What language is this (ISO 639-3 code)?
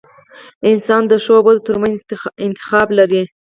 pus